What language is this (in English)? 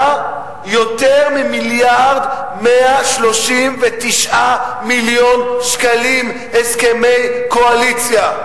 Hebrew